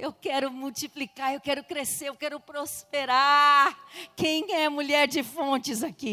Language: Portuguese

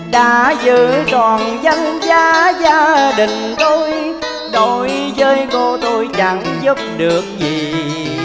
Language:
Vietnamese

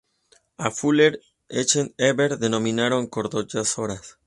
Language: Spanish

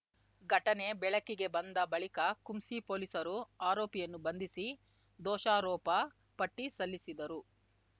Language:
Kannada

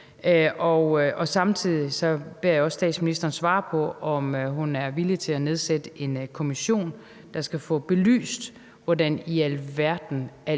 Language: Danish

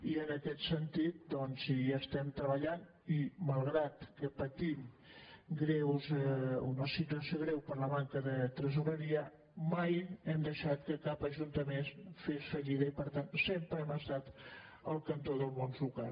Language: Catalan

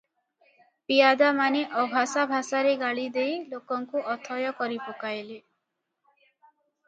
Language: Odia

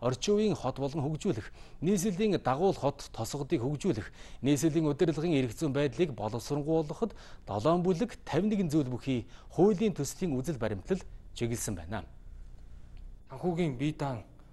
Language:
Russian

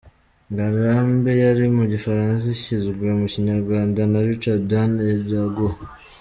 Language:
Kinyarwanda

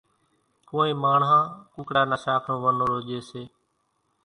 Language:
Kachi Koli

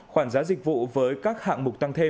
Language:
Vietnamese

